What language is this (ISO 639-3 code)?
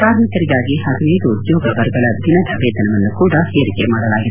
kan